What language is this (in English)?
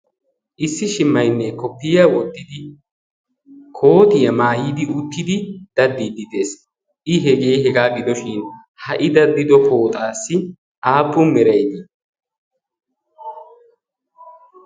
Wolaytta